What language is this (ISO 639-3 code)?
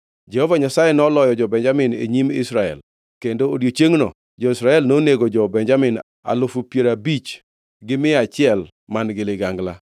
luo